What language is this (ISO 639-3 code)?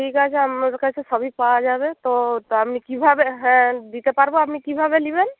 ben